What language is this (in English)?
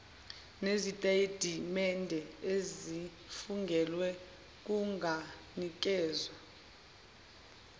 Zulu